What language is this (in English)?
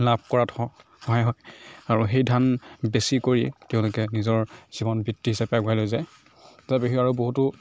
Assamese